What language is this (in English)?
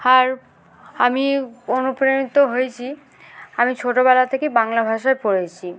Bangla